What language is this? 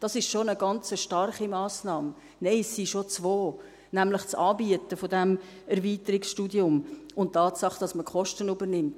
Swiss German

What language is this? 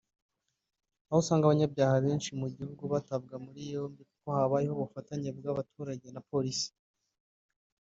Kinyarwanda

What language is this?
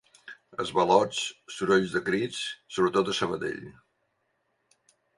Catalan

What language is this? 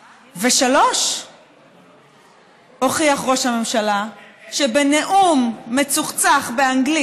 Hebrew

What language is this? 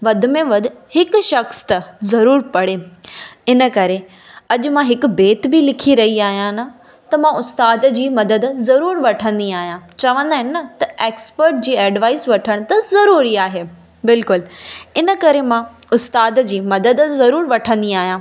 Sindhi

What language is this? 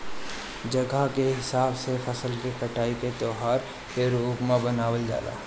Bhojpuri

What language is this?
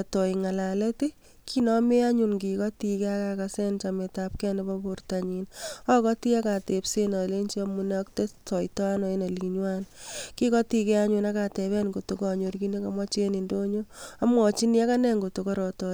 Kalenjin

